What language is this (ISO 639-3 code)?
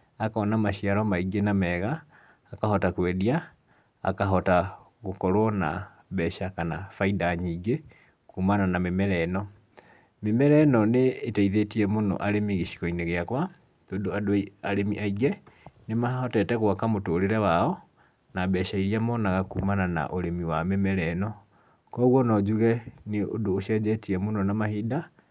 kik